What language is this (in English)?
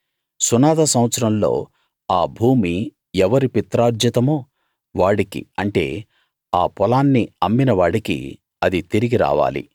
Telugu